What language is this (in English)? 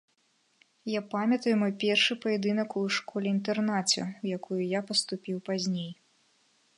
Belarusian